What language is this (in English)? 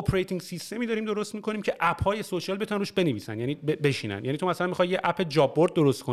Persian